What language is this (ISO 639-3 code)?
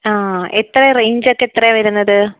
mal